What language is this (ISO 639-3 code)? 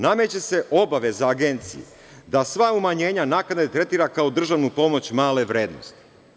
srp